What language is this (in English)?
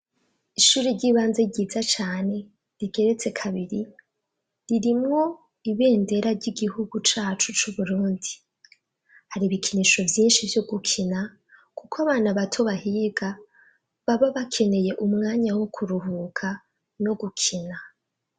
Rundi